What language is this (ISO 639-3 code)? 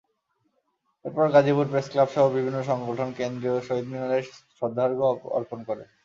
ben